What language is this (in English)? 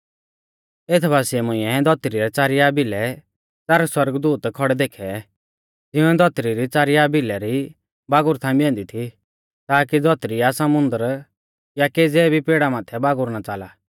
Mahasu Pahari